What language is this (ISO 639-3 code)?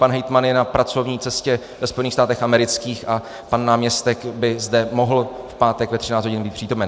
ces